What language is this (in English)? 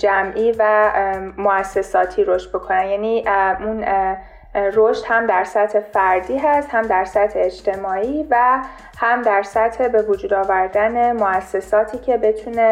Persian